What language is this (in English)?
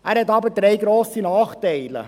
Swiss German